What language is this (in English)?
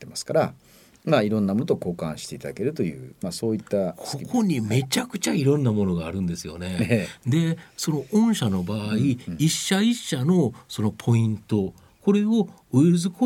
Japanese